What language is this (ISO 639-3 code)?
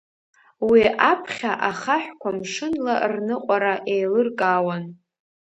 abk